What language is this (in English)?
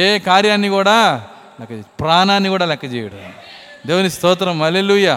Telugu